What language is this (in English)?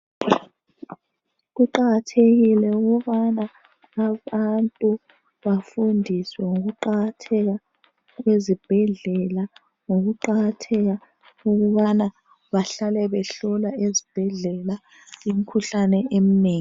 North Ndebele